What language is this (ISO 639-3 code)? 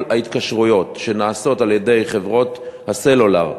heb